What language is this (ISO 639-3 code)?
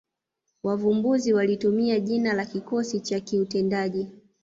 swa